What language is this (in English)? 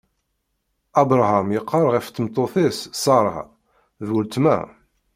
Kabyle